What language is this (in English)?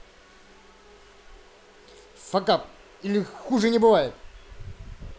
Russian